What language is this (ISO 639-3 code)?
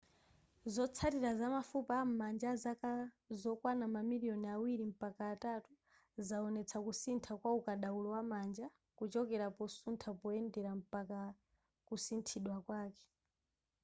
nya